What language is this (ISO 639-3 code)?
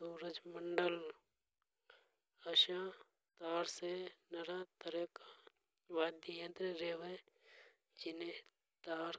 hoj